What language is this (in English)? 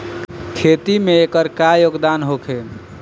Bhojpuri